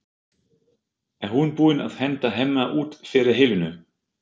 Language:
Icelandic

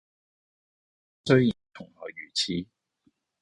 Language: Cantonese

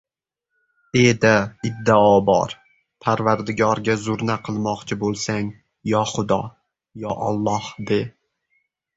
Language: Uzbek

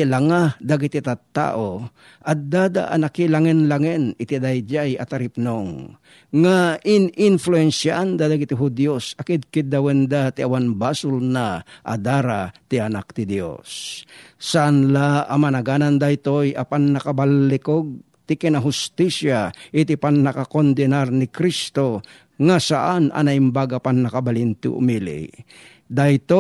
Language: Filipino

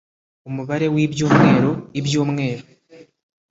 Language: Kinyarwanda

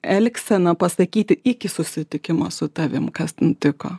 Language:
Lithuanian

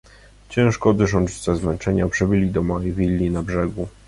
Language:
Polish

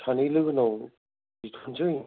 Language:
Bodo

